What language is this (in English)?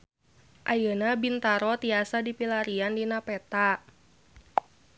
Sundanese